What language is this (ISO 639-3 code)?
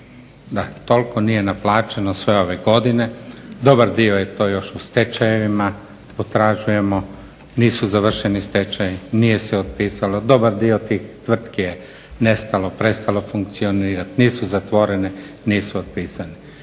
hrv